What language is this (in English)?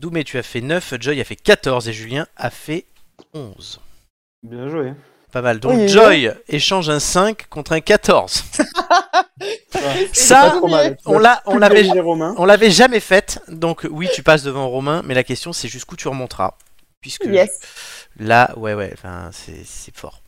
French